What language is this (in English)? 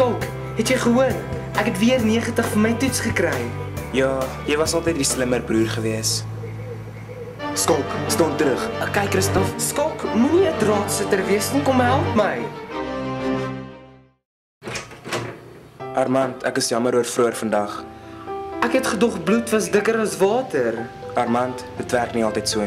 Dutch